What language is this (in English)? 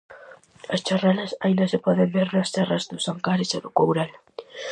Galician